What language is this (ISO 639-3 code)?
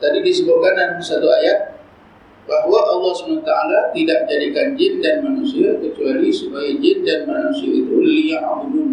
msa